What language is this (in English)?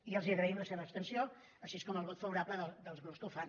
Catalan